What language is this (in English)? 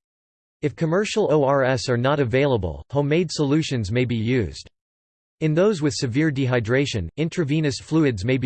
English